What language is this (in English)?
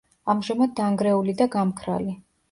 Georgian